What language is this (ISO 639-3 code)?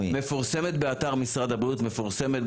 heb